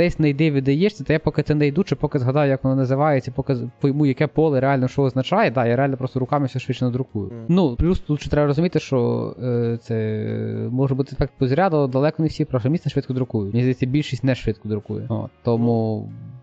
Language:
Ukrainian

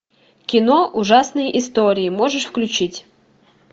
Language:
Russian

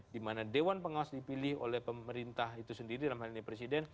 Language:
Indonesian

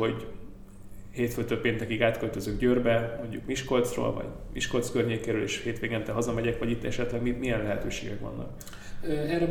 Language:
Hungarian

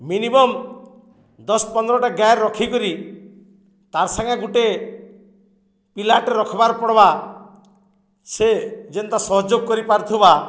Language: Odia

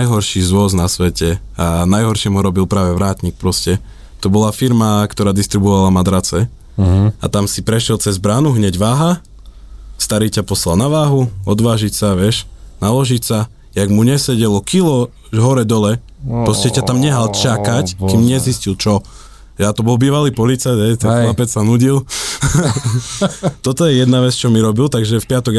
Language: Slovak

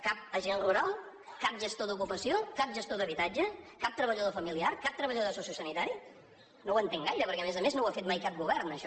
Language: Catalan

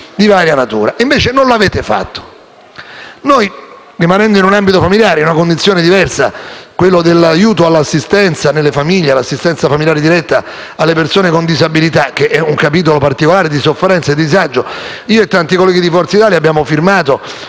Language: Italian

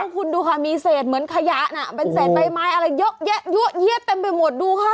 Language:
Thai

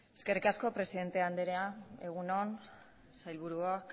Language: Basque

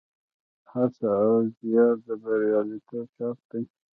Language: Pashto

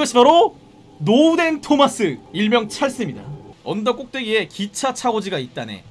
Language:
Korean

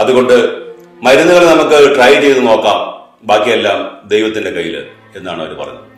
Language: Malayalam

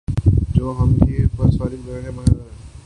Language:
Urdu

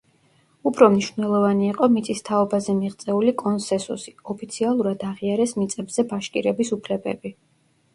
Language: Georgian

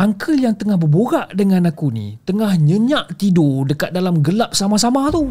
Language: Malay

